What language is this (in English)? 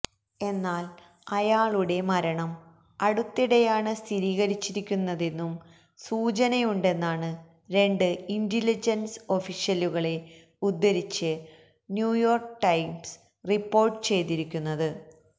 Malayalam